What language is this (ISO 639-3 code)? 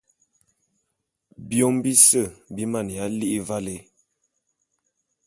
bum